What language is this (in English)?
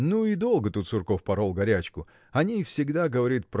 Russian